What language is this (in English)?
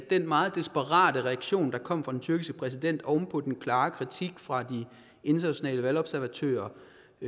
Danish